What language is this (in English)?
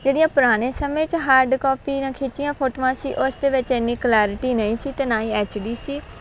Punjabi